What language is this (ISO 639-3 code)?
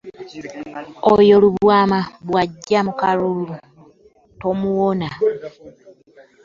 lug